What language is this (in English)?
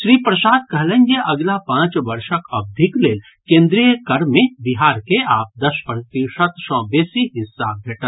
Maithili